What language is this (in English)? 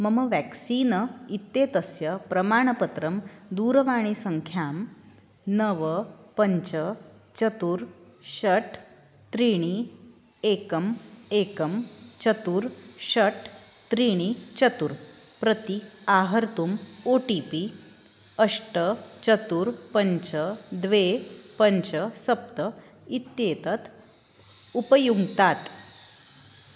Sanskrit